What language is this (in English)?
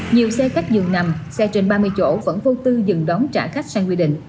Vietnamese